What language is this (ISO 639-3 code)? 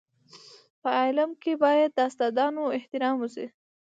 pus